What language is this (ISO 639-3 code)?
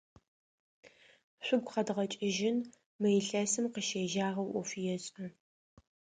ady